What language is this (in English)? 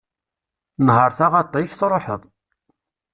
Kabyle